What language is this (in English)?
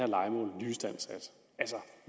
Danish